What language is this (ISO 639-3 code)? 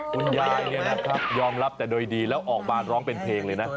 tha